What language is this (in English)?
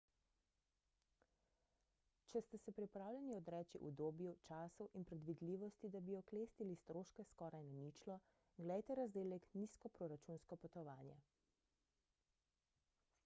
Slovenian